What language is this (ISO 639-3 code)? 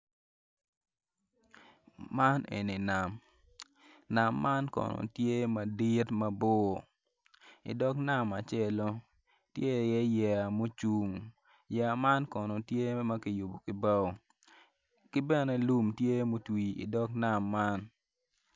ach